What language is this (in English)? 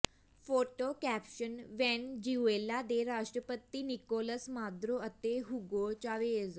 Punjabi